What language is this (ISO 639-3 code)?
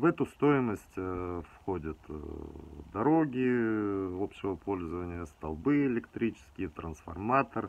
rus